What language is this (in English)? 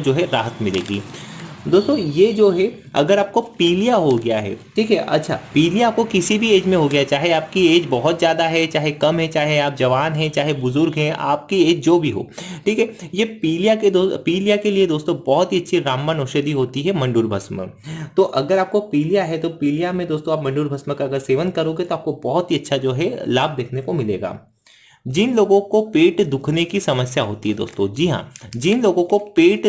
Hindi